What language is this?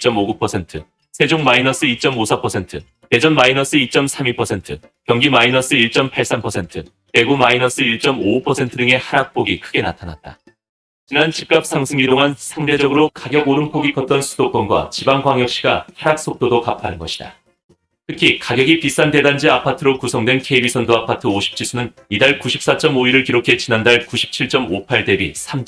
Korean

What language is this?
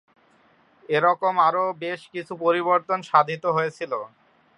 Bangla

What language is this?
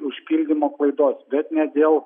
Lithuanian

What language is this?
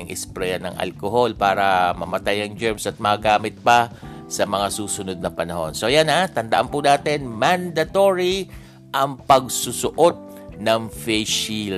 Filipino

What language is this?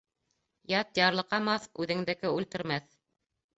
Bashkir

